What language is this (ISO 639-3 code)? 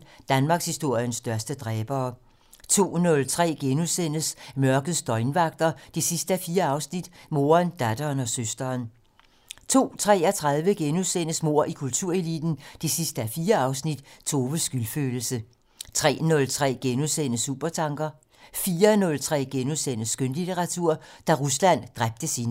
dan